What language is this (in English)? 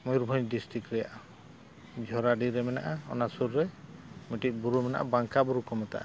Santali